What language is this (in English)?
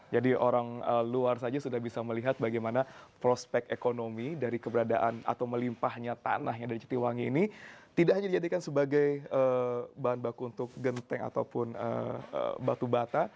Indonesian